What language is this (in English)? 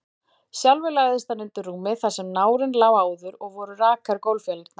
Icelandic